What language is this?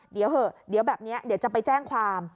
Thai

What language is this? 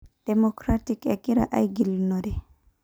Masai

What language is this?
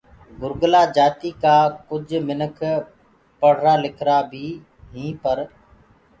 Gurgula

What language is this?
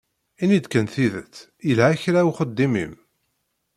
Kabyle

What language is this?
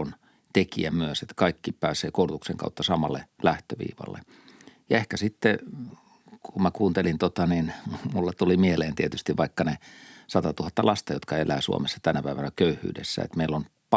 Finnish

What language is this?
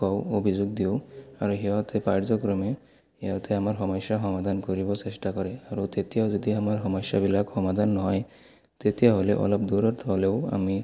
Assamese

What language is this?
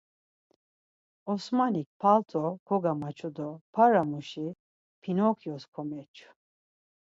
Laz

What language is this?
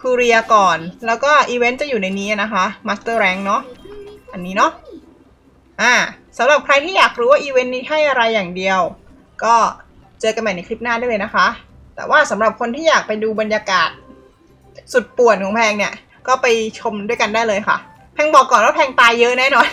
Thai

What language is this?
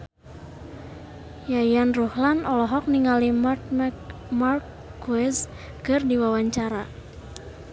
Sundanese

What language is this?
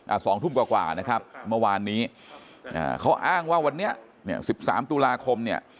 Thai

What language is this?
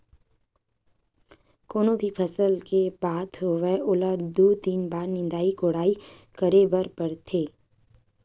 Chhattisgarhi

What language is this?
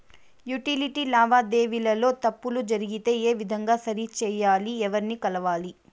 Telugu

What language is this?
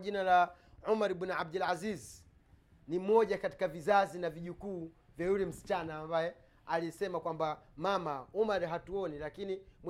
Swahili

